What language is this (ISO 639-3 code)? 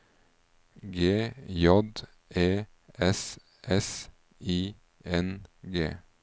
nor